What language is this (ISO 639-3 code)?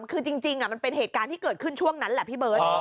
tha